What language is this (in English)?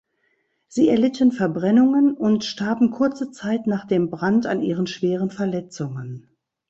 German